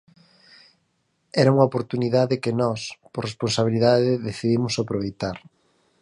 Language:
Galician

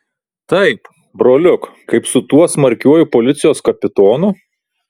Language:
Lithuanian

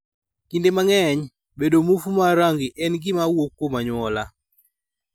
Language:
Luo (Kenya and Tanzania)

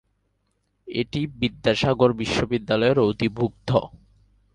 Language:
Bangla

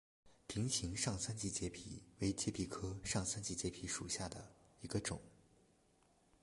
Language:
Chinese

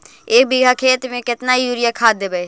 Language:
Magahi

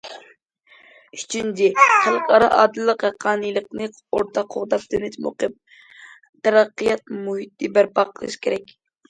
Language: Uyghur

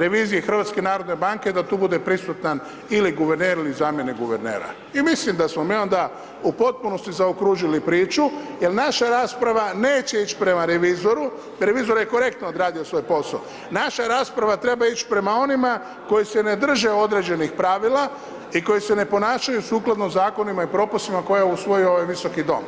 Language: Croatian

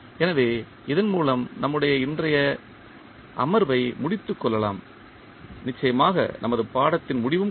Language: Tamil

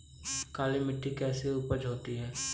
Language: Hindi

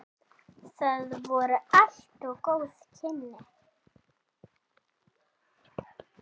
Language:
Icelandic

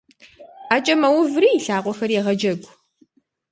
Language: Kabardian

